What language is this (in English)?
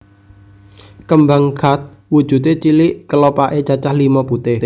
Javanese